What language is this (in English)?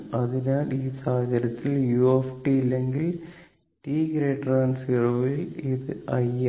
Malayalam